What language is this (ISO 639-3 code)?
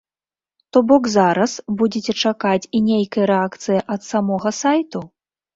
bel